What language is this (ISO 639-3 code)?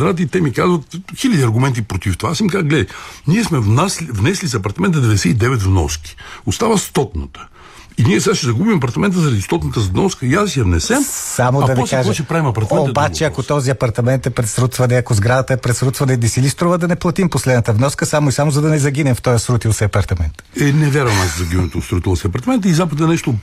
bul